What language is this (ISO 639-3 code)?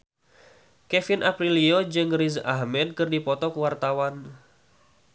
sun